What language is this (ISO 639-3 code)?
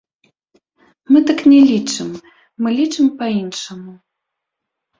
bel